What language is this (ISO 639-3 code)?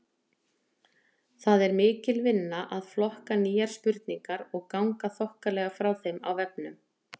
isl